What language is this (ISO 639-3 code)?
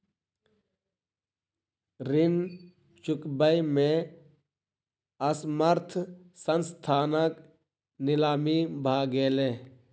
mai